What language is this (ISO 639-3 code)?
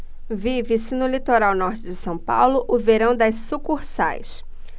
por